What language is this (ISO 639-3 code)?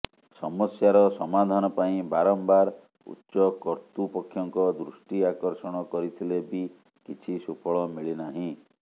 ori